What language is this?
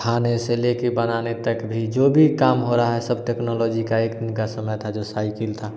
Hindi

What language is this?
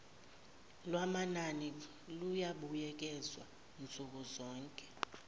Zulu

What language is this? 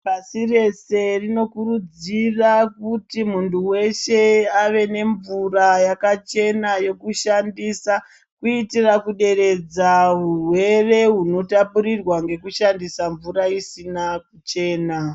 Ndau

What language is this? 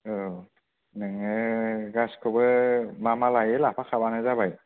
Bodo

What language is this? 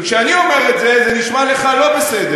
Hebrew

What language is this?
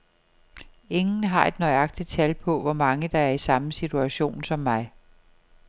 Danish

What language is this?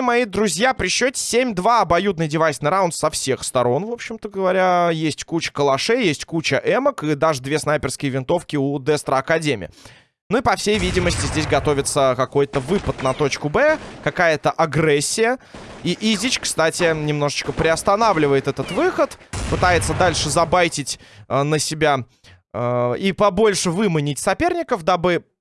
Russian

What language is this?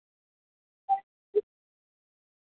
Dogri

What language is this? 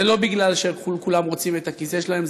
Hebrew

